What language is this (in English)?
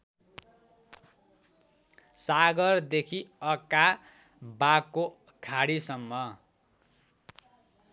Nepali